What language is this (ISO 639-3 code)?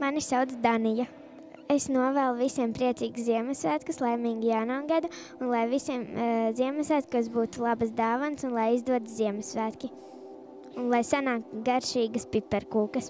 lav